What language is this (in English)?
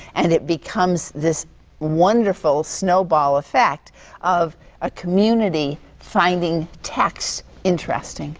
English